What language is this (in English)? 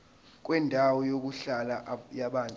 Zulu